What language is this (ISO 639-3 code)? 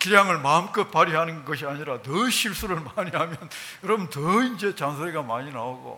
kor